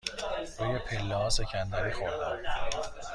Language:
Persian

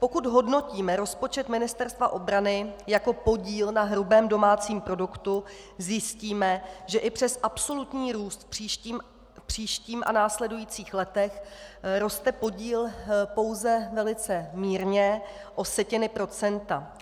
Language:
Czech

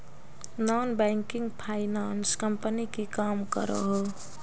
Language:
Magahi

